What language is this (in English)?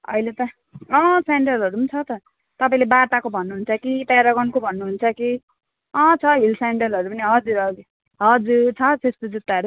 Nepali